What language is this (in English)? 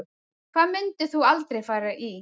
Icelandic